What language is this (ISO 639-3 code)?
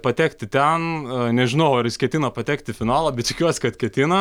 lit